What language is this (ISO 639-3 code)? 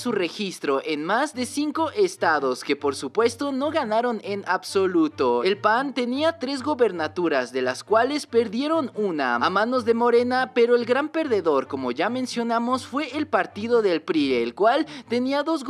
spa